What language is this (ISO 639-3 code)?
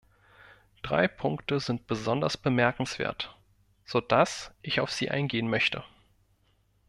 deu